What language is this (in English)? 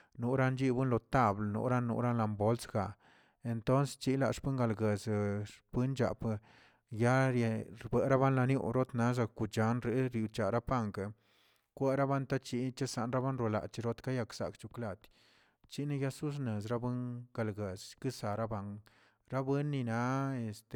Tilquiapan Zapotec